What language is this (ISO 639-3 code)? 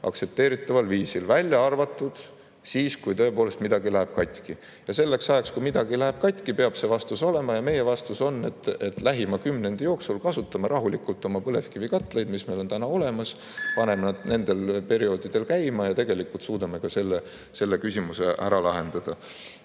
est